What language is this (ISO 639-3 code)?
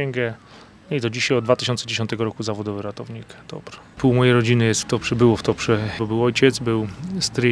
pol